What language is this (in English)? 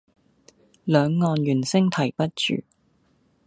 Cantonese